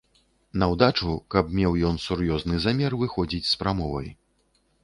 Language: Belarusian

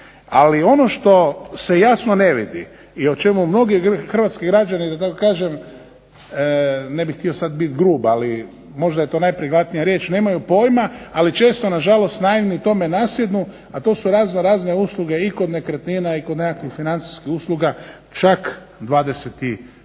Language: Croatian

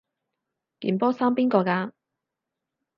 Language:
Cantonese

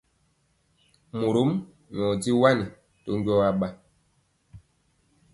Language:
Mpiemo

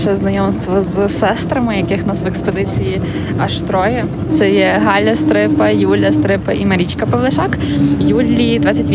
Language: Ukrainian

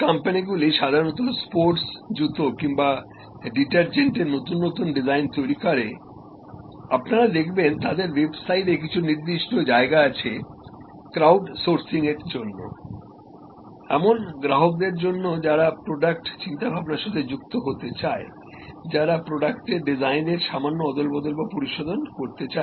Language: Bangla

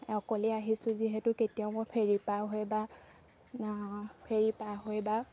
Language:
Assamese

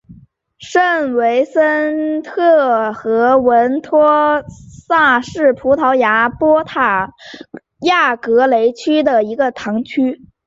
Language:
Chinese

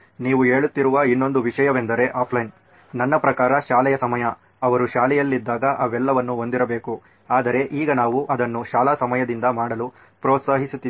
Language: Kannada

